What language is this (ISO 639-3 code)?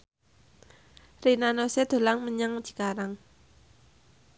jav